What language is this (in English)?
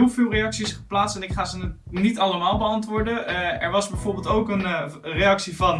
Dutch